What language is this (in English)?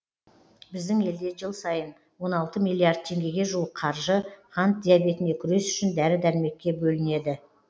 Kazakh